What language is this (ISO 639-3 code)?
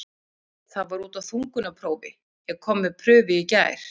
isl